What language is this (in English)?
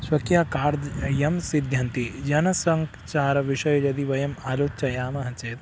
Sanskrit